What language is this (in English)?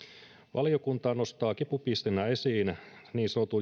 Finnish